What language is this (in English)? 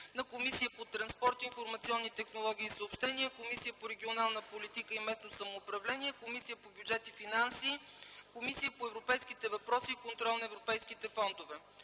Bulgarian